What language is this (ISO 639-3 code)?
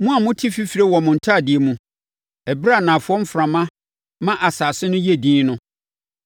aka